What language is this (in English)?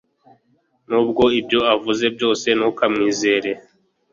Kinyarwanda